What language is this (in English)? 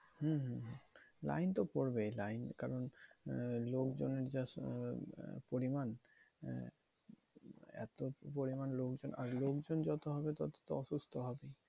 Bangla